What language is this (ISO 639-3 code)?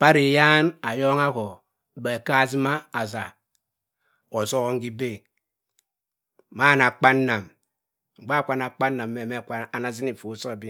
mfn